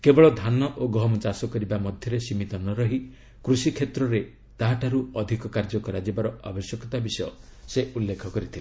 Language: Odia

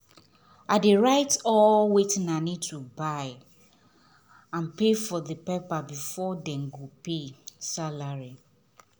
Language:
Nigerian Pidgin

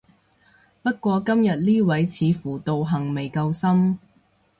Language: Cantonese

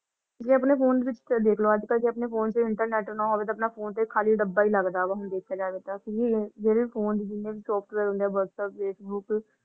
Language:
Punjabi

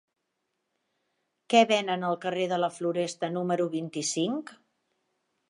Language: Catalan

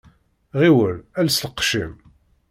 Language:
Kabyle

